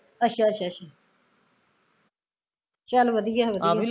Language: Punjabi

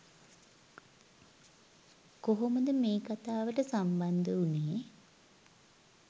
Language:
Sinhala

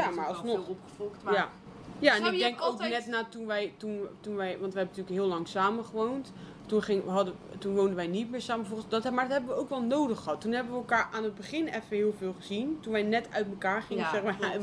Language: Dutch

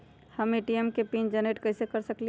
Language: Magahi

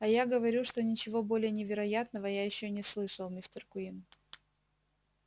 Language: Russian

